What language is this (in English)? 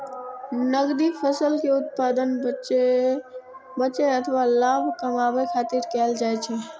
Maithili